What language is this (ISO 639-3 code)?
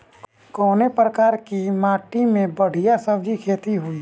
bho